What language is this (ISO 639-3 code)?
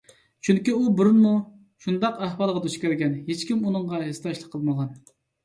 uig